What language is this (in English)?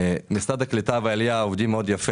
Hebrew